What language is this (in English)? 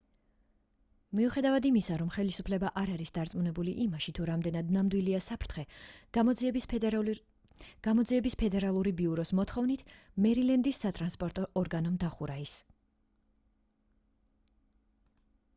Georgian